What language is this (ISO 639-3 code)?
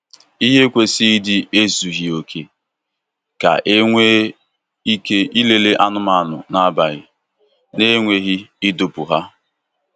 ibo